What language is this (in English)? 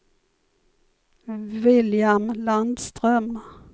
Swedish